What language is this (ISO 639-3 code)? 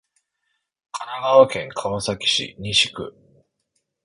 jpn